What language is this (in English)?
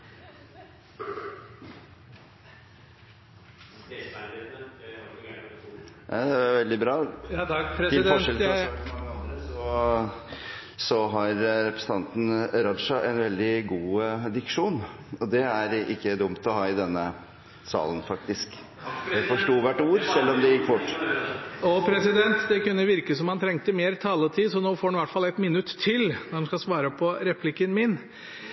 Norwegian